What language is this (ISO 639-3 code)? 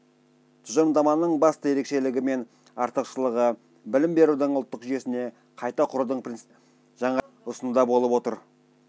kaz